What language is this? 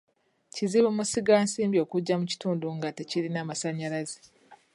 Ganda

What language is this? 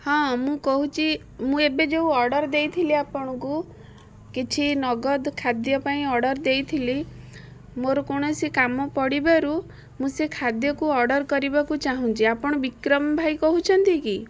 Odia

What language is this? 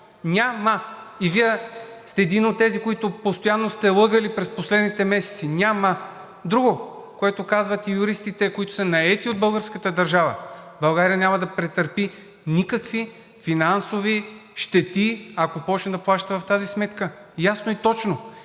Bulgarian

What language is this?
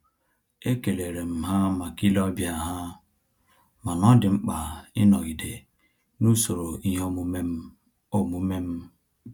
Igbo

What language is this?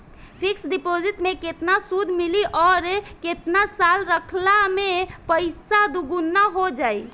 Bhojpuri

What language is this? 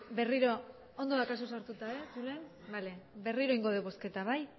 Basque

